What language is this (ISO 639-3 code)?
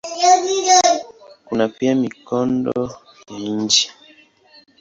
swa